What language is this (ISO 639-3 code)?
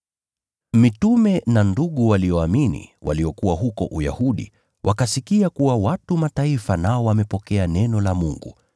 swa